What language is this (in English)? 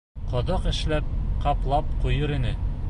Bashkir